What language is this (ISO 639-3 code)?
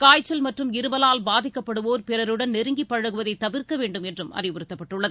tam